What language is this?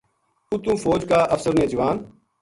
Gujari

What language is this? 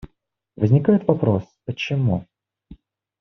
Russian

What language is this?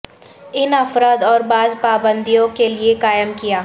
Urdu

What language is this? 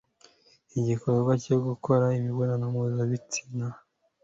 Kinyarwanda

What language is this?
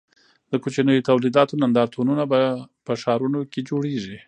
Pashto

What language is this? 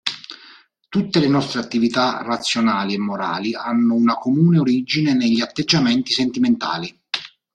Italian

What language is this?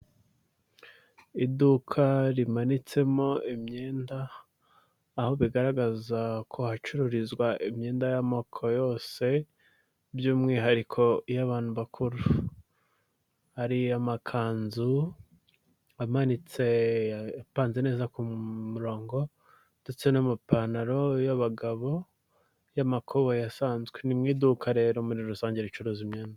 Kinyarwanda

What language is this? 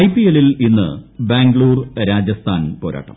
Malayalam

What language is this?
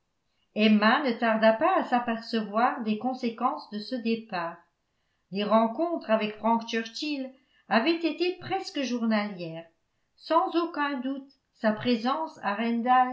French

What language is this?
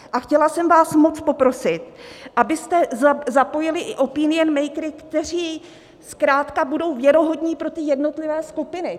Czech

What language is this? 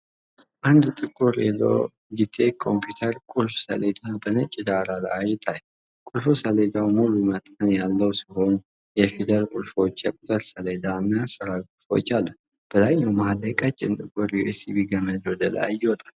Amharic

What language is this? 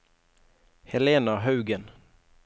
Norwegian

